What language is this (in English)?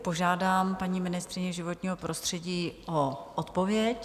Czech